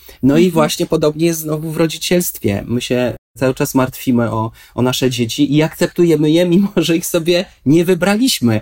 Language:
Polish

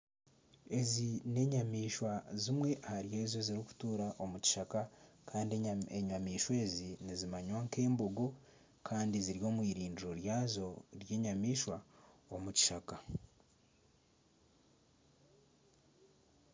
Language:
Nyankole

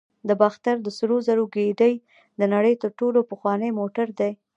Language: Pashto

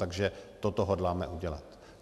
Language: Czech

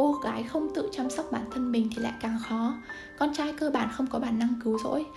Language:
Vietnamese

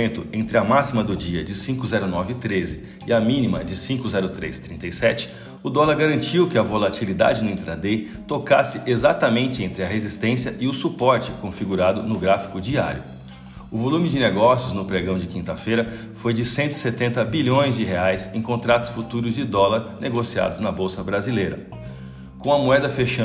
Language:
Portuguese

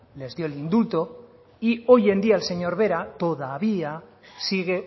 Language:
Spanish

